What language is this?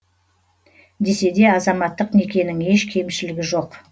Kazakh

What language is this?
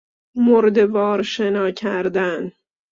Persian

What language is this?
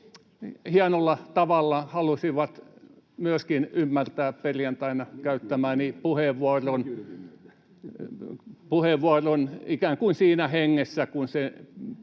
Finnish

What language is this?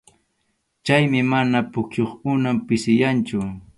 Arequipa-La Unión Quechua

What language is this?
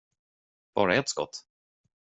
Swedish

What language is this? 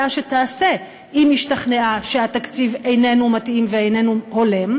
Hebrew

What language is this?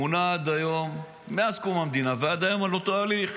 Hebrew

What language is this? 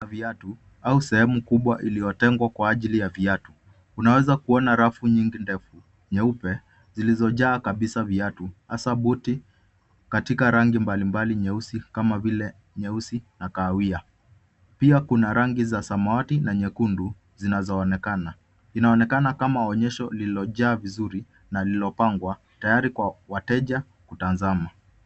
Swahili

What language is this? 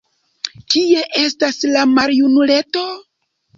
Esperanto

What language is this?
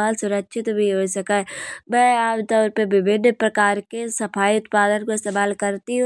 Kanauji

